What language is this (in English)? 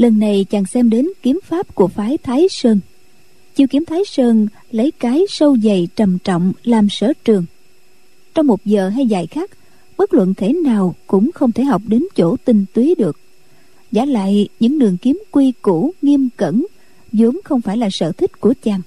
Vietnamese